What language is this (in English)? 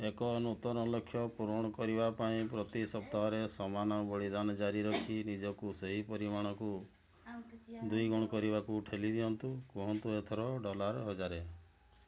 Odia